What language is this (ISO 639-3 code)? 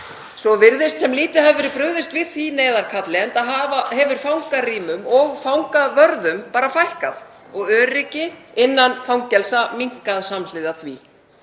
isl